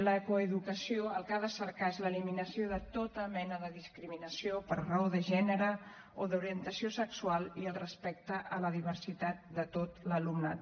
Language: Catalan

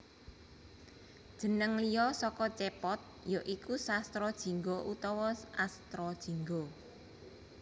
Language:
Javanese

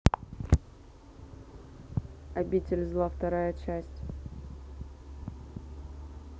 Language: Russian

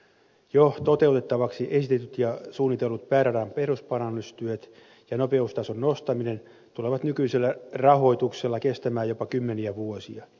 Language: Finnish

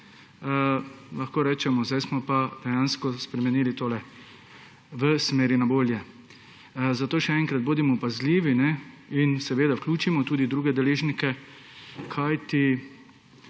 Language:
Slovenian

